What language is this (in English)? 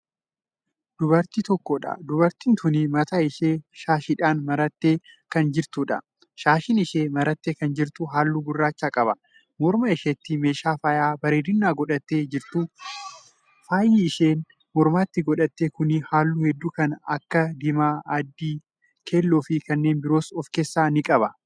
Oromo